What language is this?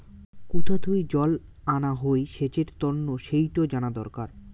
Bangla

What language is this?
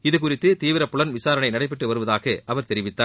Tamil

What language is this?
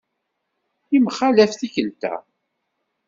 Kabyle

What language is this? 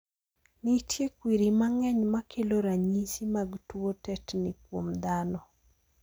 Luo (Kenya and Tanzania)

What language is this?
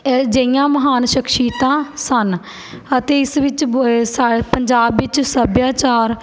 Punjabi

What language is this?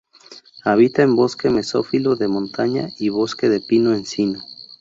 Spanish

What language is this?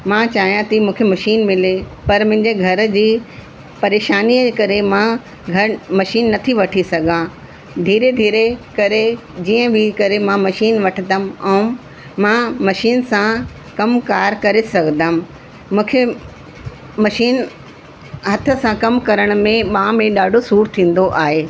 Sindhi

